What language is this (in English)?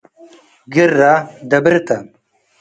Tigre